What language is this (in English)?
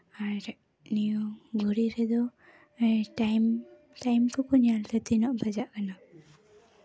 Santali